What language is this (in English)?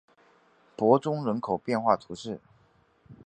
Chinese